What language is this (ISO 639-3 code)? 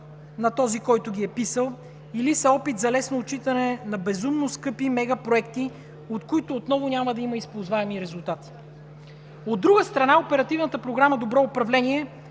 bul